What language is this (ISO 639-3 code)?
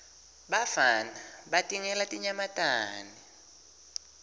ssw